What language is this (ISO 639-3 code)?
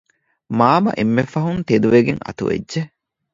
div